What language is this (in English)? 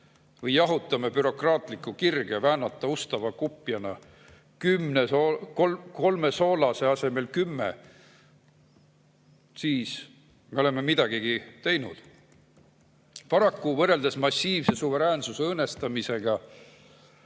Estonian